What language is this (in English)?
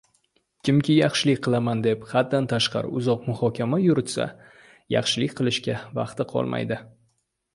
Uzbek